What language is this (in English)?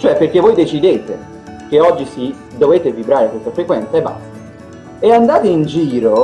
Italian